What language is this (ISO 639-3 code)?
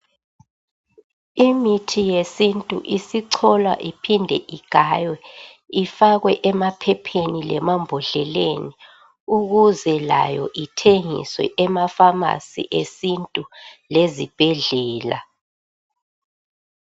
nde